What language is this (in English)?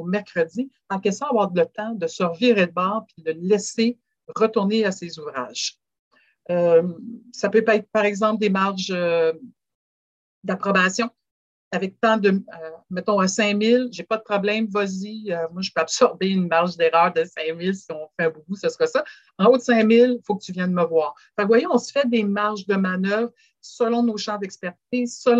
French